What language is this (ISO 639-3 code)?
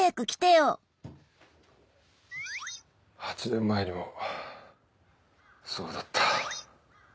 jpn